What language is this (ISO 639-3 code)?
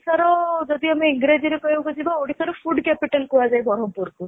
ori